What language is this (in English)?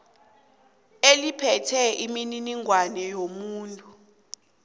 South Ndebele